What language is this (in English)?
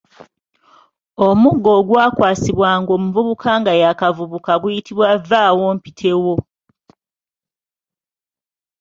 Ganda